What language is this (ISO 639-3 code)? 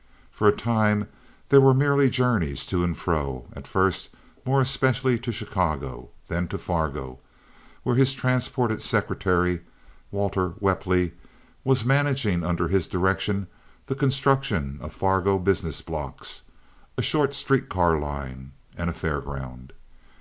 eng